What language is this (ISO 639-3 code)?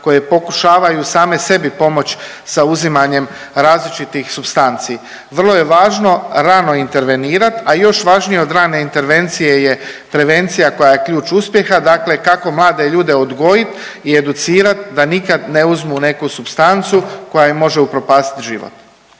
hrv